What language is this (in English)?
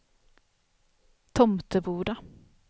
Swedish